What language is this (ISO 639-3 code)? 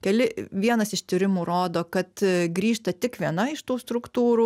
lit